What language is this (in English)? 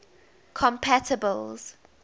English